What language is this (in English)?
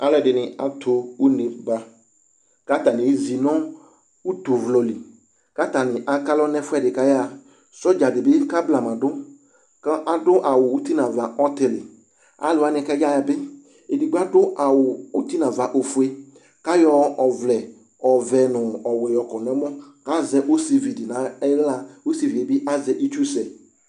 Ikposo